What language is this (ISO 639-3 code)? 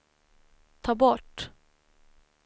swe